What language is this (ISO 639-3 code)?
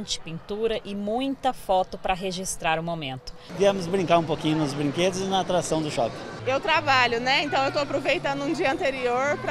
por